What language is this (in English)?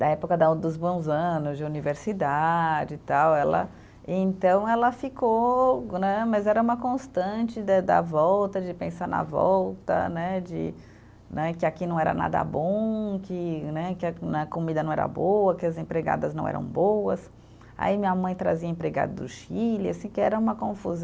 Portuguese